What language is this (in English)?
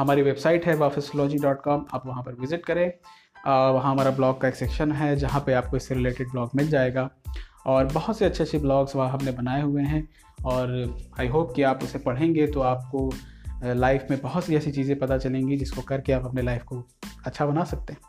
Hindi